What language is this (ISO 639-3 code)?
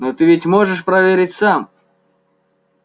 rus